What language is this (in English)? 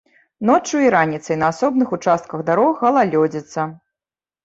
Belarusian